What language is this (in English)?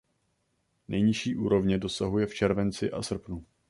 Czech